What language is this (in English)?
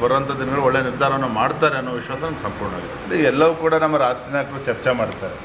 Kannada